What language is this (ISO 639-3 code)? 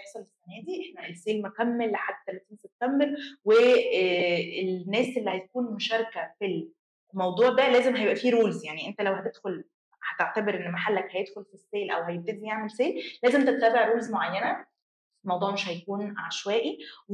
ara